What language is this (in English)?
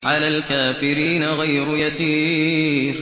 Arabic